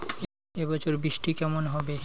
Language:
Bangla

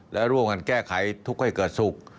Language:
Thai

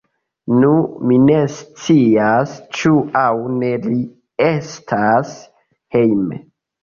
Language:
Esperanto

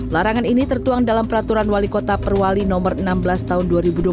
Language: Indonesian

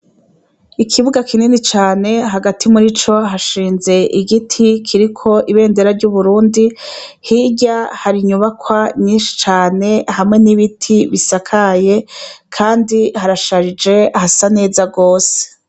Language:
Rundi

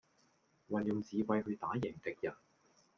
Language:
Cantonese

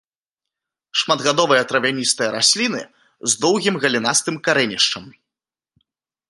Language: Belarusian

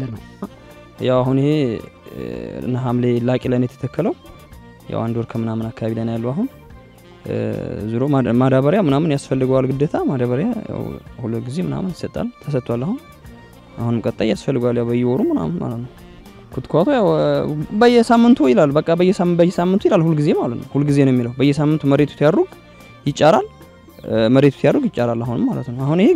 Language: Arabic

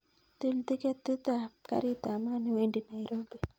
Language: Kalenjin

